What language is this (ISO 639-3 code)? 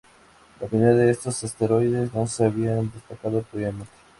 spa